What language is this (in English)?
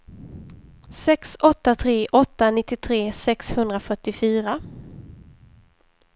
Swedish